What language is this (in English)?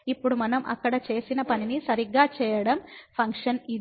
Telugu